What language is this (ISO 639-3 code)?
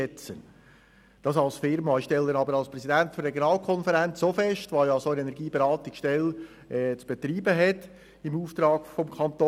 gsw